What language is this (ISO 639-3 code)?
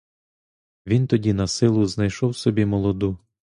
ukr